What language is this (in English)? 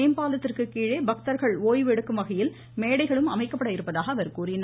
Tamil